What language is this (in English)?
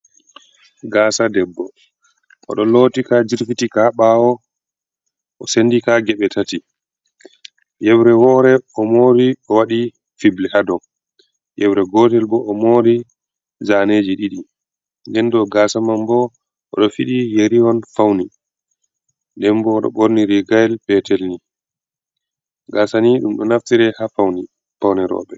Fula